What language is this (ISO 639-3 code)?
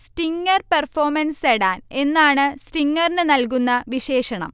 mal